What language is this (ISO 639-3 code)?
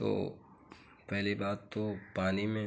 hin